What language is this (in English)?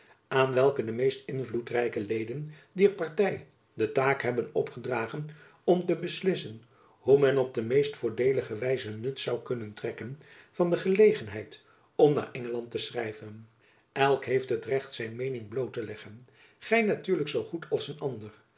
Dutch